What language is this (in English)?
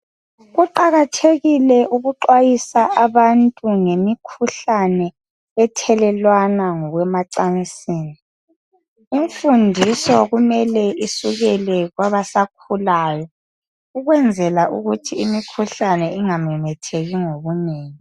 North Ndebele